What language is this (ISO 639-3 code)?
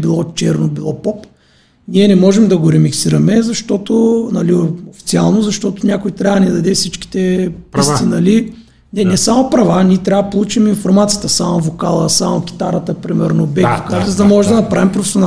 bul